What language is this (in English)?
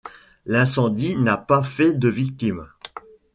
French